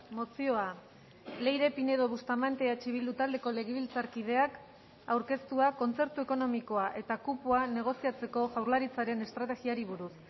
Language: Basque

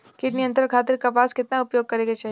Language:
Bhojpuri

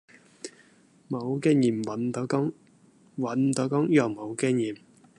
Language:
Cantonese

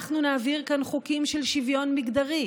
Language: Hebrew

